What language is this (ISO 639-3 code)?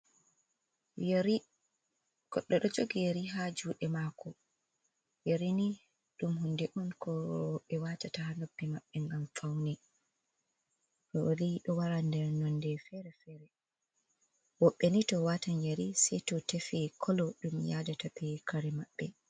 ful